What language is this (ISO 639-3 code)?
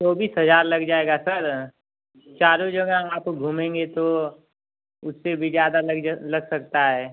hin